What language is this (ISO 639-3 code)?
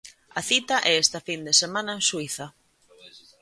glg